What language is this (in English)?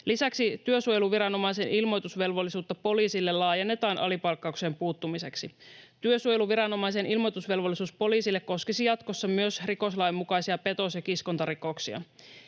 Finnish